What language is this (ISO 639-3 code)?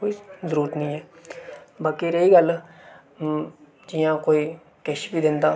doi